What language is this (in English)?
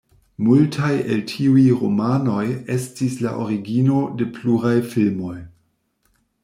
Esperanto